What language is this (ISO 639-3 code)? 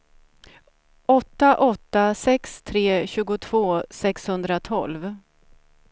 swe